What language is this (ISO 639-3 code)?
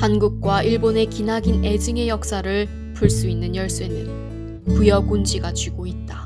kor